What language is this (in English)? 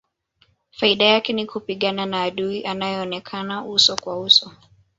Swahili